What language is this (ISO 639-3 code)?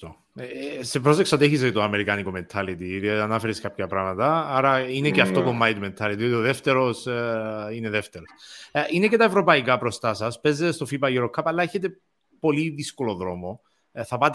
ell